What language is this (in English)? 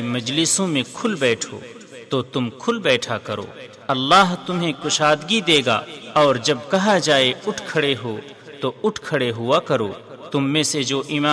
Urdu